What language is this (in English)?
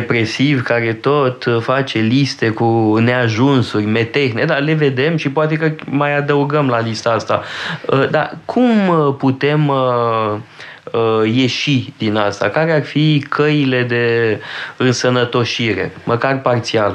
Romanian